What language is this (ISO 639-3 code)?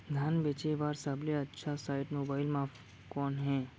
hne